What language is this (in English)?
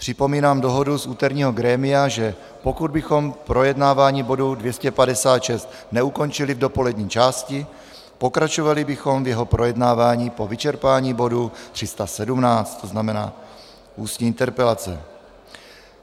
Czech